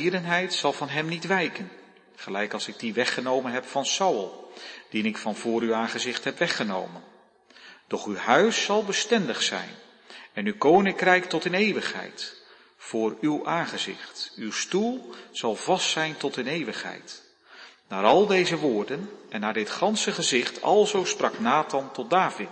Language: Dutch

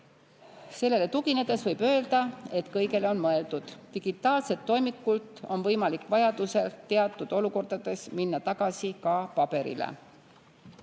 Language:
Estonian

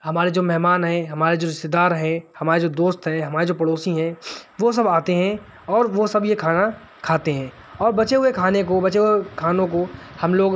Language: Urdu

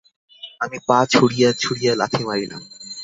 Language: Bangla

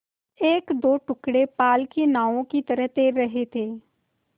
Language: Hindi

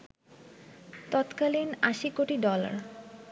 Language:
Bangla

